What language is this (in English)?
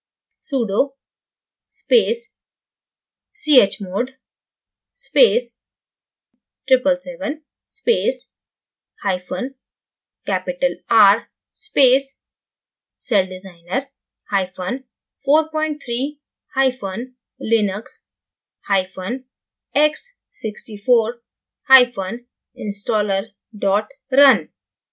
Hindi